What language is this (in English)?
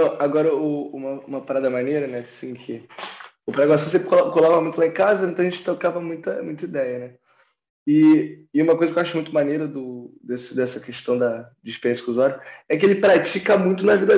Portuguese